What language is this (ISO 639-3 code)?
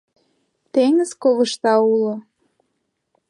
chm